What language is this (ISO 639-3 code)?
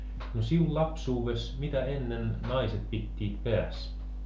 fin